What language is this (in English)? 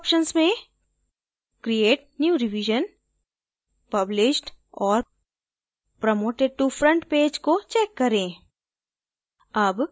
Hindi